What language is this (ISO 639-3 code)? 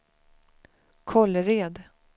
swe